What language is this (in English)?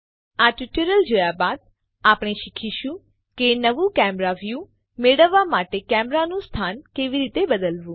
Gujarati